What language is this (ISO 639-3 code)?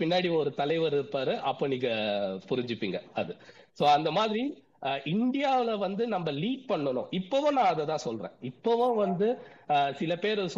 tam